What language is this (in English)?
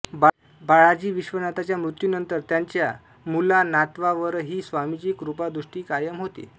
Marathi